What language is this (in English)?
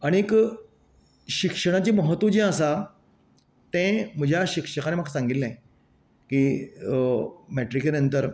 Konkani